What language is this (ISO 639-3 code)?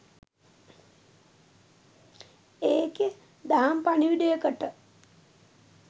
sin